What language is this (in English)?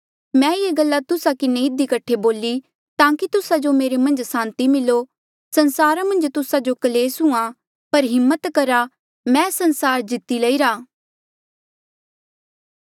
Mandeali